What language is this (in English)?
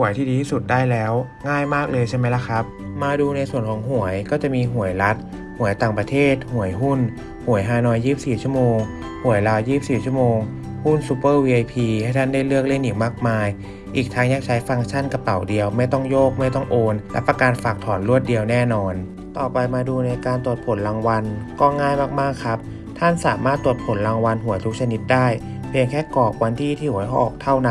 Thai